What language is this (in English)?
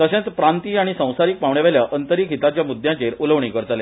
Konkani